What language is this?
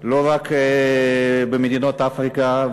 Hebrew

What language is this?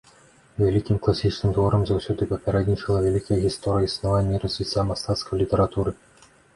Belarusian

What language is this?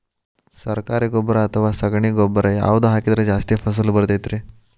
Kannada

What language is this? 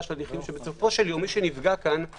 Hebrew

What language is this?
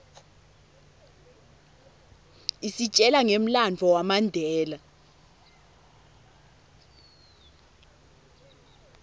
Swati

